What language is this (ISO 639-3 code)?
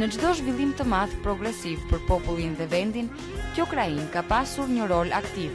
ron